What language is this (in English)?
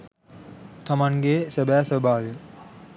Sinhala